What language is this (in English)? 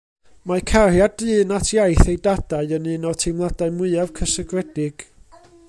Welsh